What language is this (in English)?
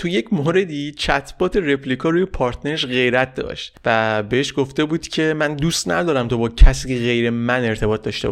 Persian